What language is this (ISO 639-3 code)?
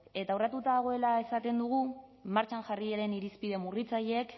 eus